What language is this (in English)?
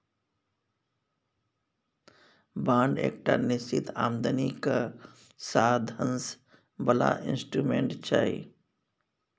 Maithili